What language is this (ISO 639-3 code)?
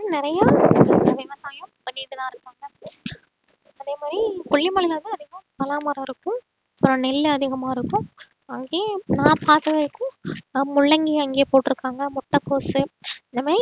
tam